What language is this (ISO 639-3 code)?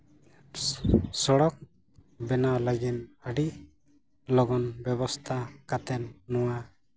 sat